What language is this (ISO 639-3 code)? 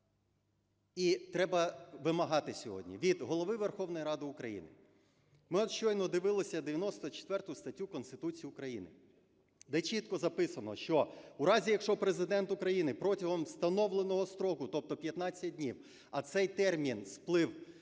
ukr